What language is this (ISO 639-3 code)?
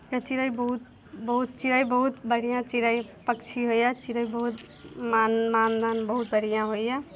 mai